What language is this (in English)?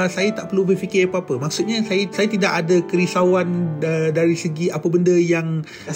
Malay